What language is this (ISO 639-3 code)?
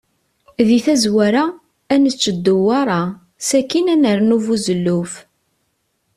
kab